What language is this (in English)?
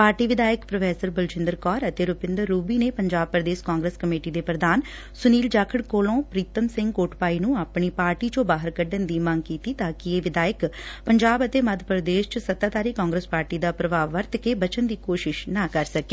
Punjabi